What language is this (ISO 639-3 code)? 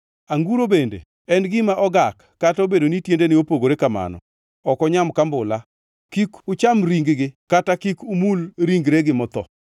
luo